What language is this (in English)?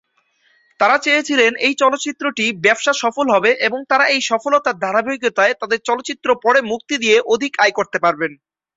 Bangla